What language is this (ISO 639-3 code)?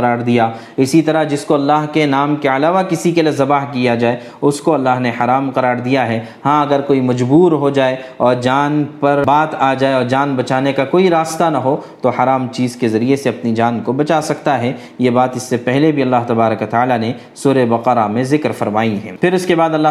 urd